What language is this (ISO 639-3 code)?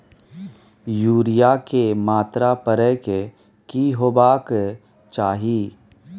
mai